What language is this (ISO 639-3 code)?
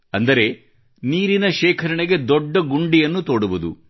kan